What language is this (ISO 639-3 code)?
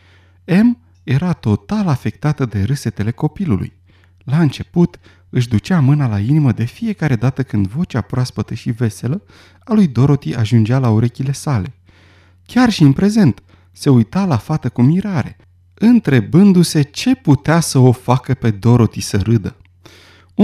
ron